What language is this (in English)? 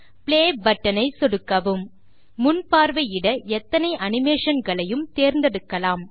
Tamil